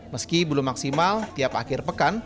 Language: Indonesian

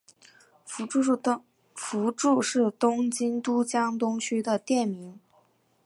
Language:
Chinese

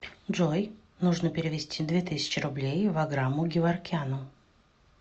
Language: Russian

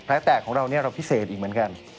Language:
Thai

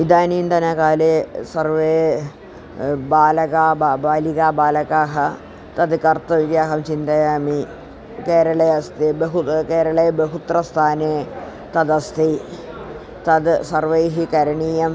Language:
Sanskrit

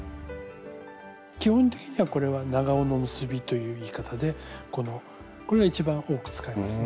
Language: Japanese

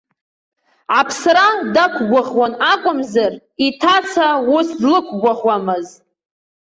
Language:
Abkhazian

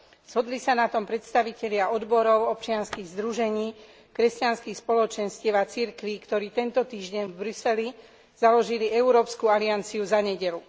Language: Slovak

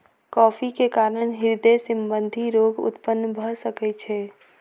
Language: Maithili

